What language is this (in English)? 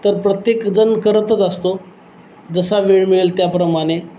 Marathi